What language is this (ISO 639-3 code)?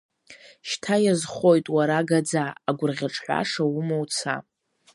abk